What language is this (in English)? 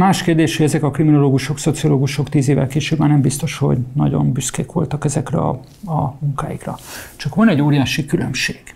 Hungarian